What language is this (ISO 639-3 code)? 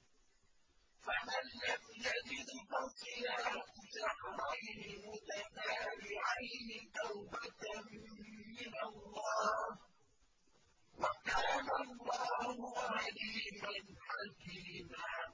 ara